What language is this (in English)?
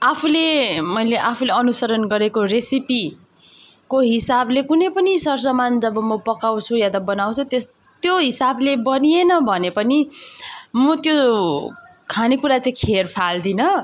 Nepali